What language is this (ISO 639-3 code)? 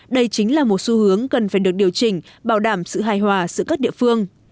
vie